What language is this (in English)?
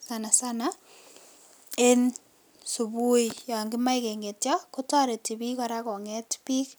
Kalenjin